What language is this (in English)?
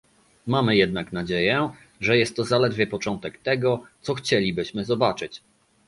Polish